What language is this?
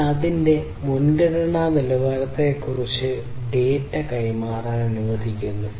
Malayalam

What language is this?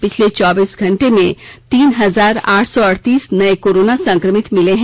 Hindi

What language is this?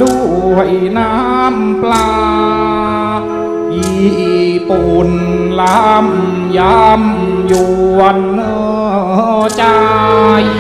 Thai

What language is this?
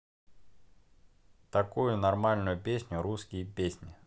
Russian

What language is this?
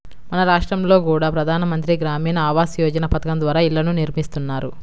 Telugu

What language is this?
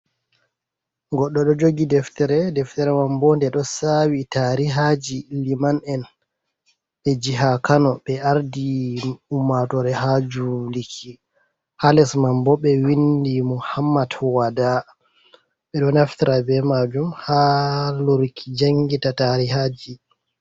Fula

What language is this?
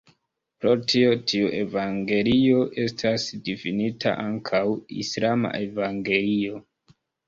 Esperanto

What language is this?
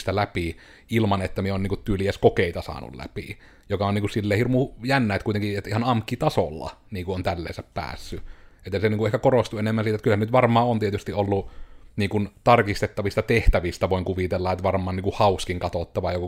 Finnish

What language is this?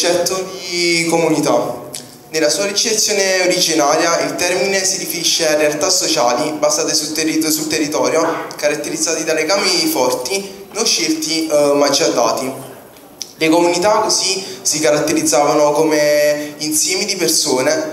Italian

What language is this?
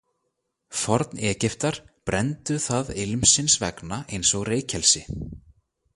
Icelandic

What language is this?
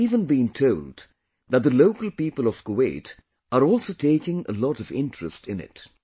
English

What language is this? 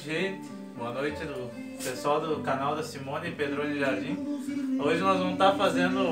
Portuguese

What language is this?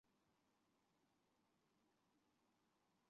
Chinese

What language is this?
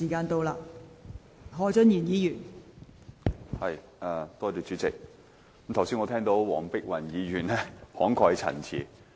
Cantonese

